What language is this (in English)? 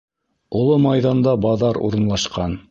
Bashkir